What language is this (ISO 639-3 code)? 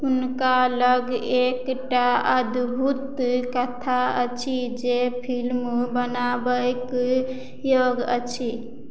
mai